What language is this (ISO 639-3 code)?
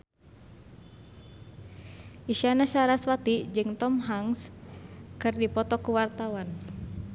sun